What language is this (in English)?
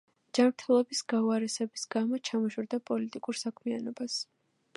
Georgian